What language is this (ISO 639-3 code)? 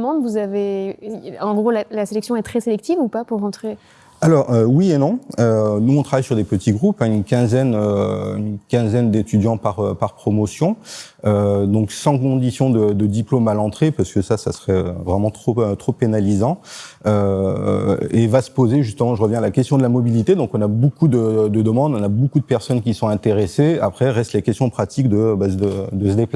fra